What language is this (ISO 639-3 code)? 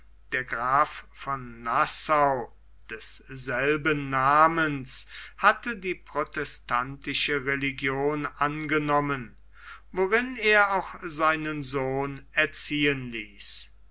deu